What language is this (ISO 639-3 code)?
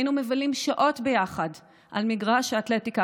heb